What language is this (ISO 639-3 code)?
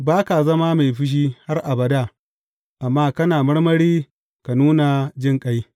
hau